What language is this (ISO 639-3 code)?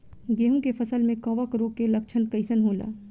bho